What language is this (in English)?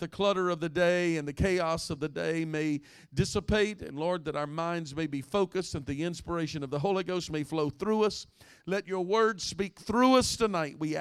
English